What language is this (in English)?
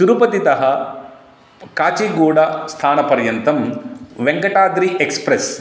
Sanskrit